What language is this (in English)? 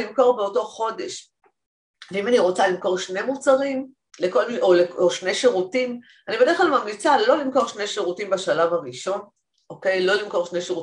Hebrew